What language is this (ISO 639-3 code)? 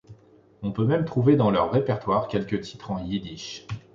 fra